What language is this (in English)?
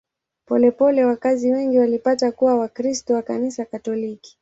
Swahili